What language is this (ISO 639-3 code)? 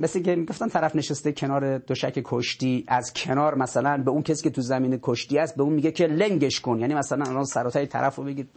fas